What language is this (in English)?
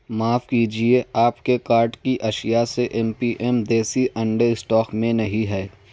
Urdu